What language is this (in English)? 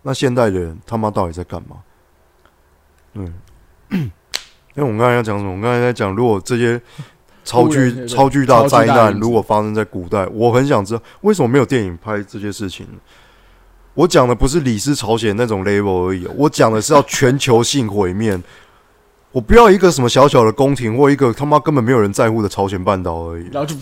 Chinese